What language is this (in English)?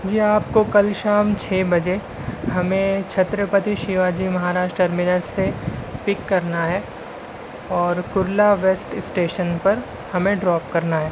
Urdu